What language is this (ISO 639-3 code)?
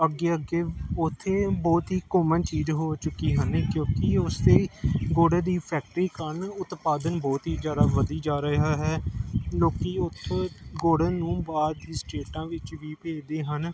pan